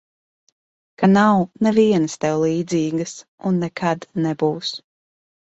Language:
Latvian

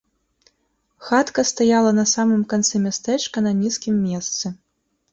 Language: Belarusian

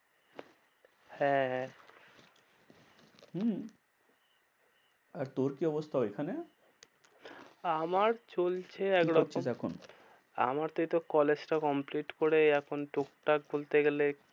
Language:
Bangla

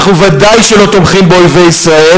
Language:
Hebrew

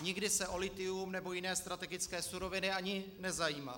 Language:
Czech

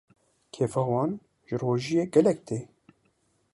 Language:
Kurdish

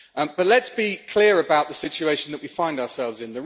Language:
English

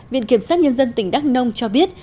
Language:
Vietnamese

